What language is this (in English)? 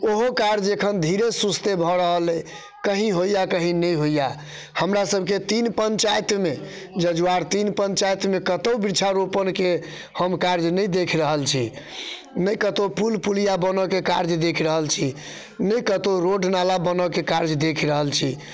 Maithili